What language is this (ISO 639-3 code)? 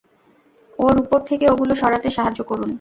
ben